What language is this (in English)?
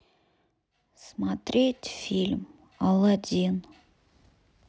Russian